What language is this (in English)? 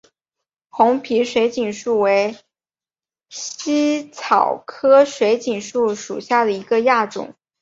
Chinese